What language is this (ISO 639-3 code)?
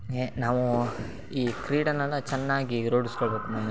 kan